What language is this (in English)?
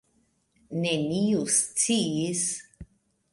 Esperanto